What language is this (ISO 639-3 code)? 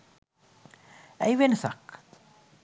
sin